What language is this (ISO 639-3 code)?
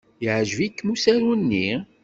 kab